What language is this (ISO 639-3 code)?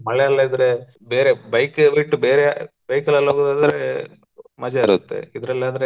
kan